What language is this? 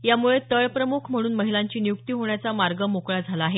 Marathi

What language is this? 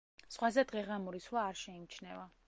Georgian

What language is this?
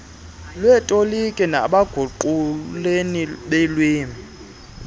Xhosa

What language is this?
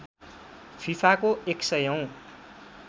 Nepali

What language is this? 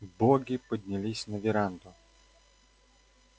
Russian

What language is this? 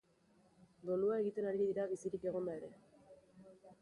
Basque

